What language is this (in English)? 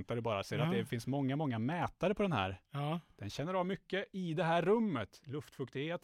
Swedish